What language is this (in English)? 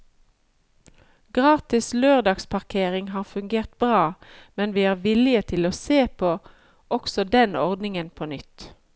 Norwegian